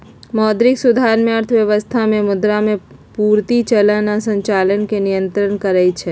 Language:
Magahi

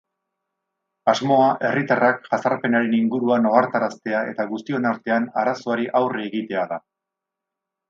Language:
Basque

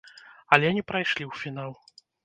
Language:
Belarusian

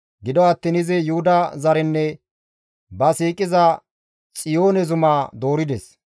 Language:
Gamo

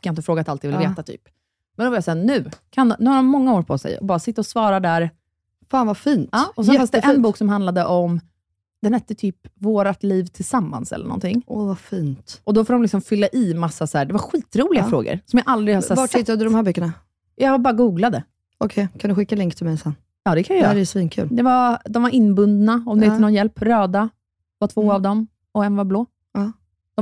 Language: Swedish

